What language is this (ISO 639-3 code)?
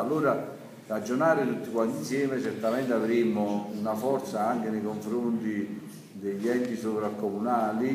ita